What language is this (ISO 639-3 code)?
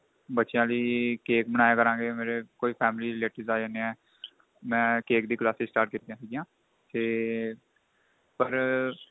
pan